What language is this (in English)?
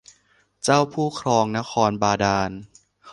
Thai